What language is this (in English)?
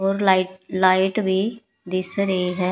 Punjabi